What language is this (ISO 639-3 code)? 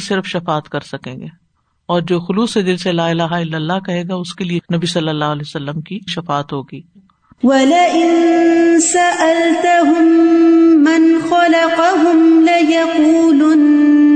urd